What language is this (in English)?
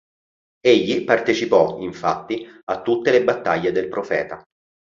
Italian